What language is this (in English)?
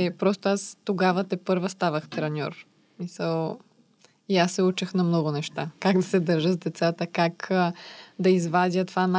Bulgarian